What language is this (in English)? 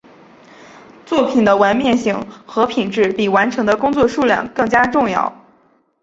Chinese